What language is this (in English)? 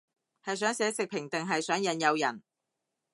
Cantonese